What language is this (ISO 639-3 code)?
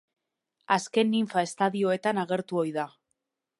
eus